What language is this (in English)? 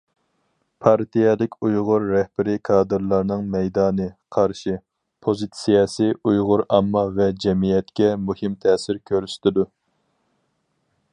Uyghur